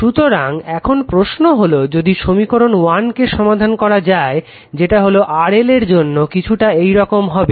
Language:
Bangla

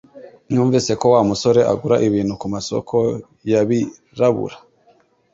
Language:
Kinyarwanda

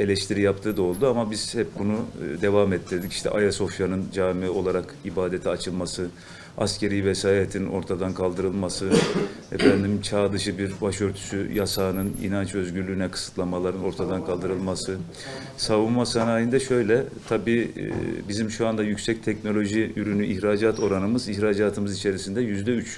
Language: Turkish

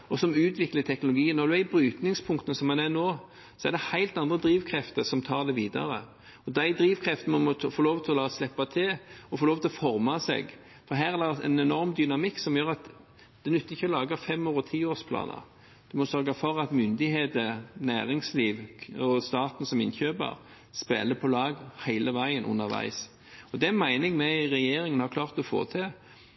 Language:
Norwegian Bokmål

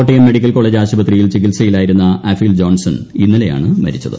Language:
Malayalam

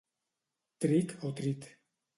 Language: Catalan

